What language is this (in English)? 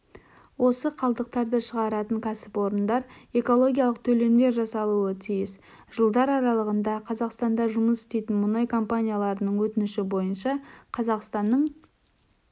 Kazakh